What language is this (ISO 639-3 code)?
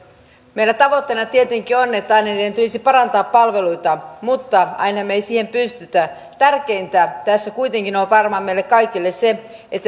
fin